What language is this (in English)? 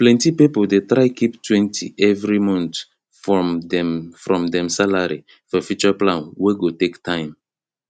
Nigerian Pidgin